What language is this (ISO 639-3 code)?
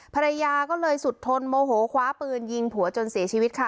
tha